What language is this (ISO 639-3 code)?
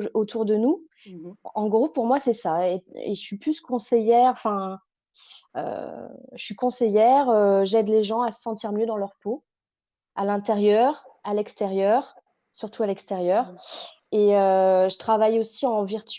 fra